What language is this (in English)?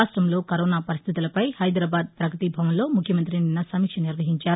Telugu